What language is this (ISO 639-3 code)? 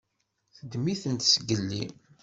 kab